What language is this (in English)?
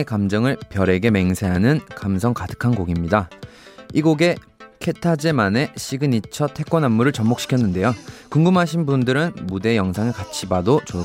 Korean